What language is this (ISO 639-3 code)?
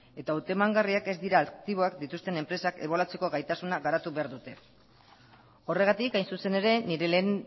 eus